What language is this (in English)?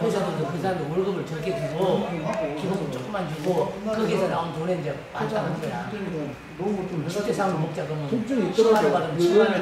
Korean